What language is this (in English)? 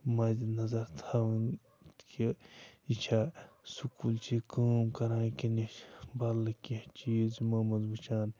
Kashmiri